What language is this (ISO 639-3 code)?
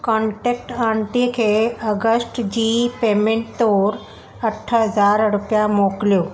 snd